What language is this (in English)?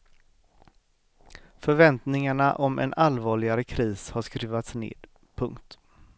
Swedish